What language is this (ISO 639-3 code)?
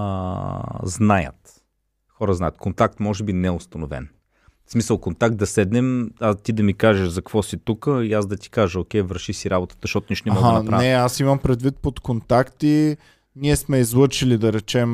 bul